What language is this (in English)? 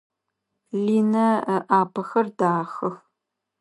Adyghe